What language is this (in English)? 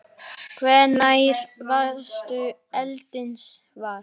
Icelandic